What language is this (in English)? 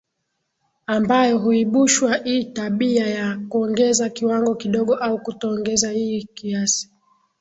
Swahili